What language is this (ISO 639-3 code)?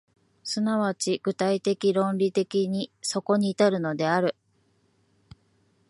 jpn